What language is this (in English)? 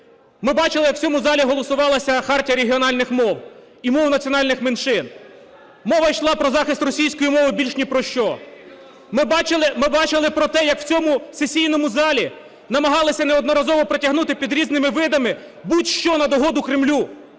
Ukrainian